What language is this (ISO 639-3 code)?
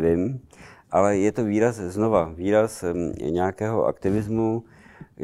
ces